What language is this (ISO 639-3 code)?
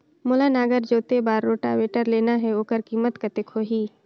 hne